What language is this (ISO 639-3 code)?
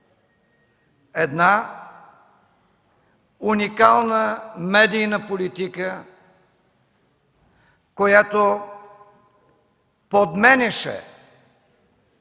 bul